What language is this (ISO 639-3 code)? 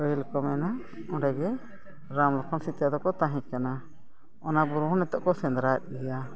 sat